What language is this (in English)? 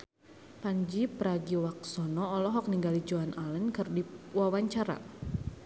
Sundanese